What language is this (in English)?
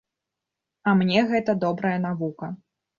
Belarusian